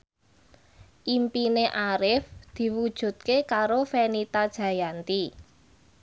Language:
Javanese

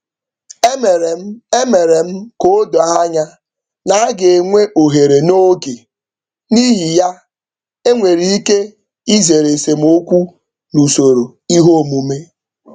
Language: Igbo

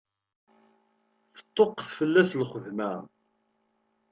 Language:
Kabyle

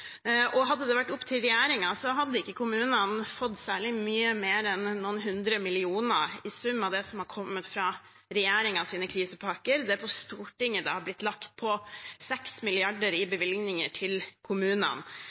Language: Norwegian Bokmål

